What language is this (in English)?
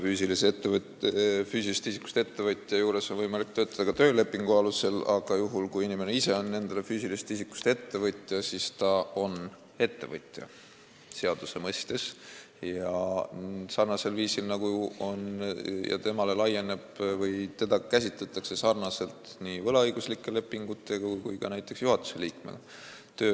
Estonian